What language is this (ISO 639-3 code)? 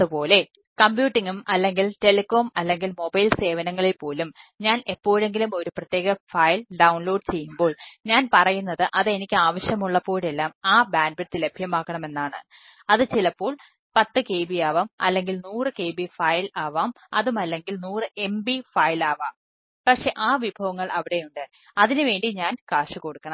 mal